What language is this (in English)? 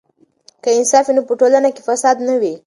Pashto